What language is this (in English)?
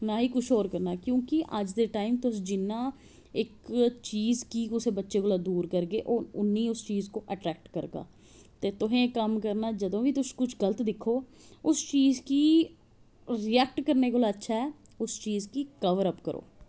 Dogri